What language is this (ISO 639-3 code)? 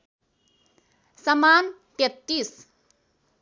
nep